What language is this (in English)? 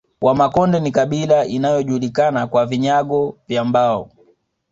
Swahili